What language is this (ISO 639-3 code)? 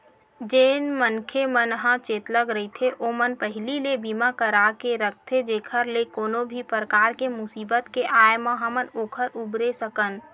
hne